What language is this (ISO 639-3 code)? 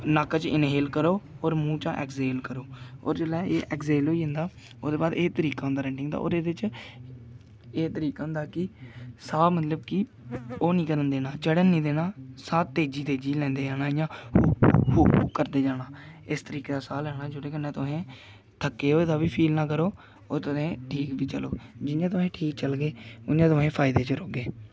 doi